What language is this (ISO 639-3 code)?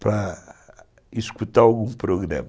por